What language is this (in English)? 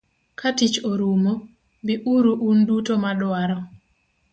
Luo (Kenya and Tanzania)